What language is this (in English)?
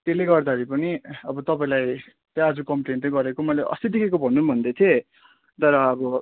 Nepali